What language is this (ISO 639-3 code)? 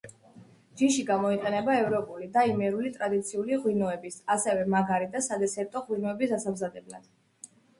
kat